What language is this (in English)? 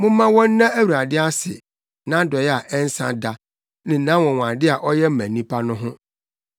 Akan